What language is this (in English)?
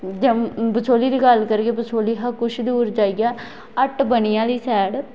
Dogri